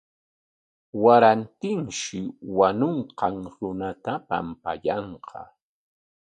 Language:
Corongo Ancash Quechua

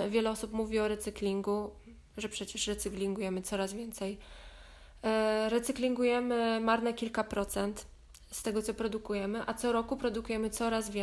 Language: Polish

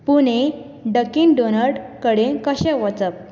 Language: Konkani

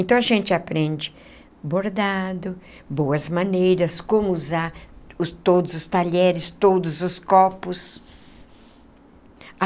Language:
Portuguese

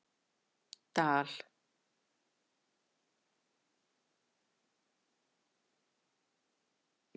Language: Icelandic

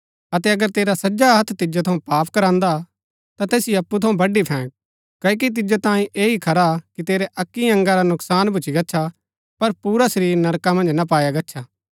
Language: Gaddi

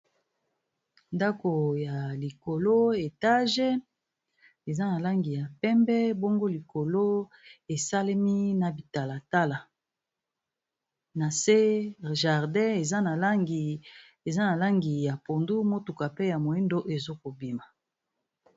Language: Lingala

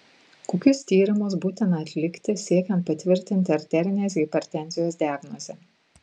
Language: Lithuanian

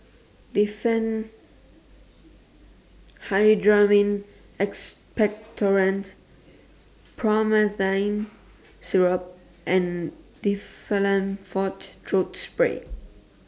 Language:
English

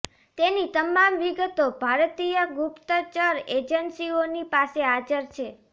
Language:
Gujarati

